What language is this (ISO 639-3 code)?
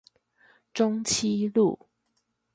zho